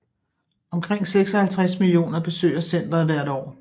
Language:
Danish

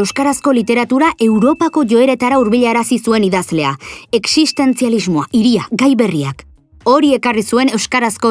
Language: Spanish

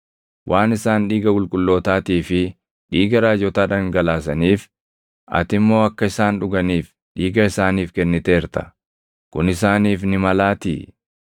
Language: Oromo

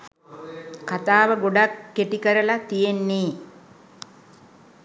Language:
Sinhala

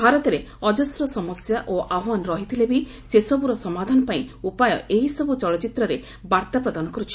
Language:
Odia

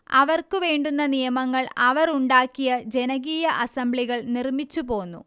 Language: Malayalam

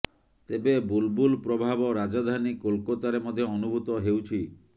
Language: Odia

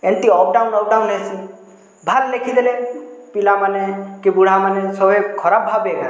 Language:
Odia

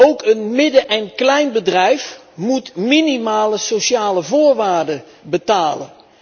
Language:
Dutch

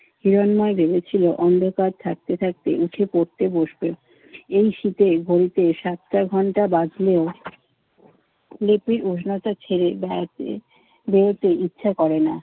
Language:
Bangla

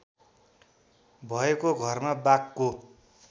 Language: Nepali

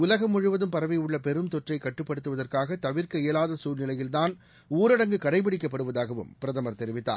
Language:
Tamil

